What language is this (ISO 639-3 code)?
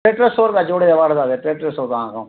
snd